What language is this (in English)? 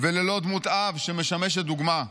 Hebrew